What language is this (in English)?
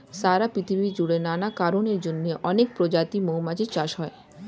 Bangla